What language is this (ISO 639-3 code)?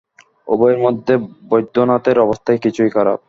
ben